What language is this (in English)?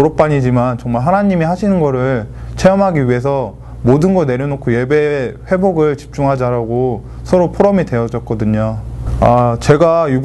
Korean